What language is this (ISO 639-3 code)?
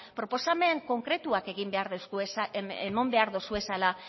eus